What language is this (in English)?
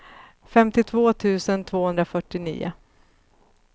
Swedish